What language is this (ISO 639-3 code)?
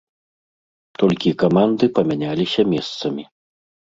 bel